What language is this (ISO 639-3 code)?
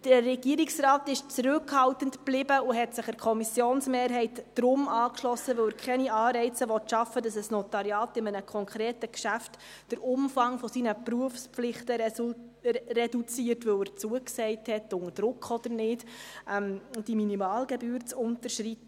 gsw